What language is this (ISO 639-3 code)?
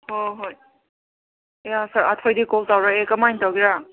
mni